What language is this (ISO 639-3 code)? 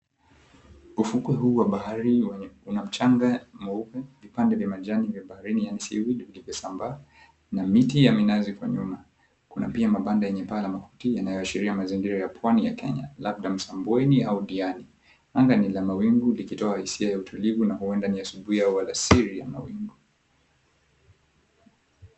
swa